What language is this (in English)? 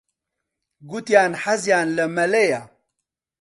Central Kurdish